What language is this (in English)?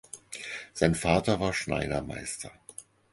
German